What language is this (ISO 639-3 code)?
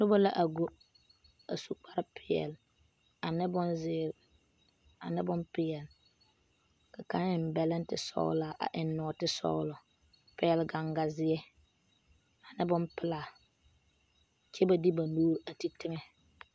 dga